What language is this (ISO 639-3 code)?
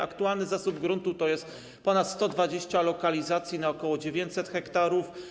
pol